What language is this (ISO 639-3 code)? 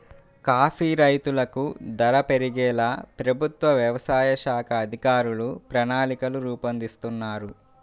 tel